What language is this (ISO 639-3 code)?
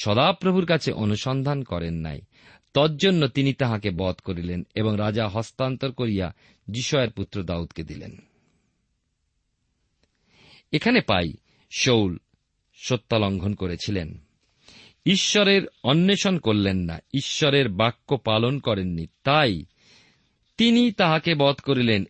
ben